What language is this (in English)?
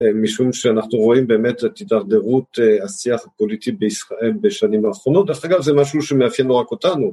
Hebrew